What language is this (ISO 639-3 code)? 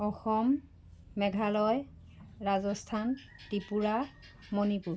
asm